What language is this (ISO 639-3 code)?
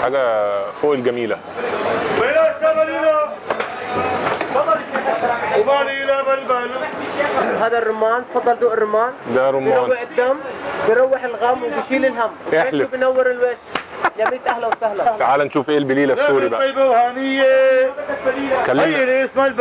ara